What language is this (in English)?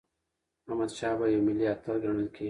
Pashto